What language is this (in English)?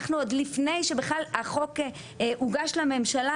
Hebrew